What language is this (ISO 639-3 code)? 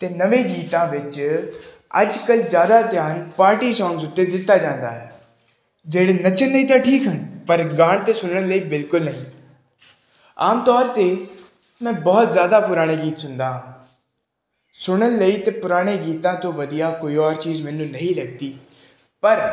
pan